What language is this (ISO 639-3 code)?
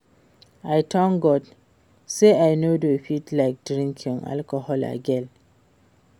pcm